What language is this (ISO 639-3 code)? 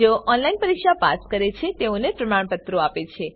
guj